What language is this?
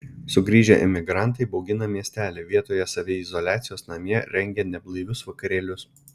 Lithuanian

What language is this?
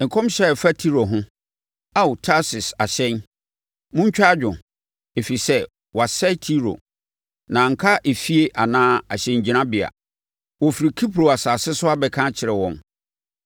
Akan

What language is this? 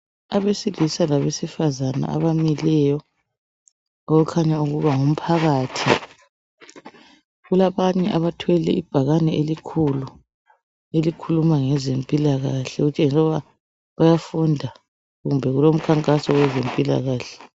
North Ndebele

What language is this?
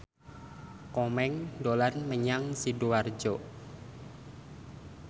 Javanese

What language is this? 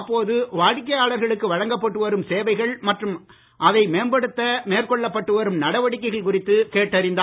Tamil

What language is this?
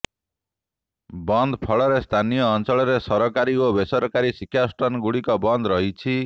Odia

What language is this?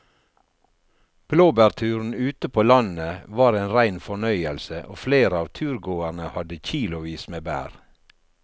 Norwegian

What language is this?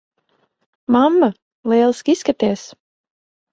Latvian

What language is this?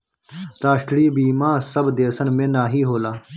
Bhojpuri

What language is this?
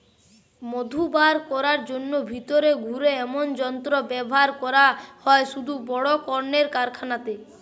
Bangla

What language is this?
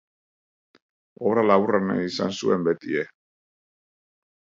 Basque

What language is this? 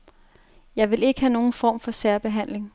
Danish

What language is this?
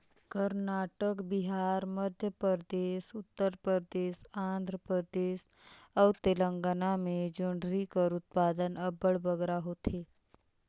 Chhattisgarhi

